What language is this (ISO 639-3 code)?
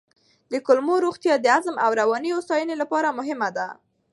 pus